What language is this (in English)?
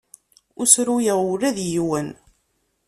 Kabyle